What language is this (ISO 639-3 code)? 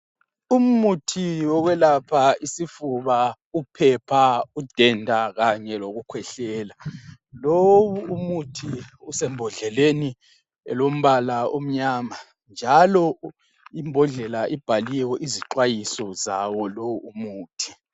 nde